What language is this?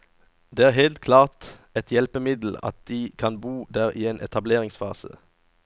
Norwegian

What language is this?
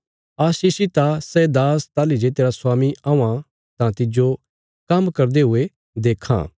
Bilaspuri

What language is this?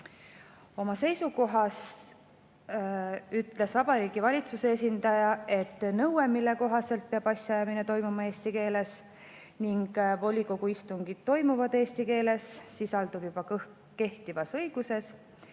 Estonian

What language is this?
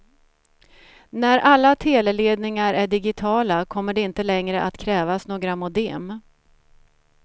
Swedish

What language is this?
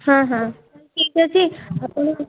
Odia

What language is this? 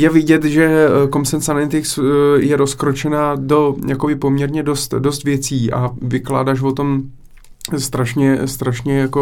Czech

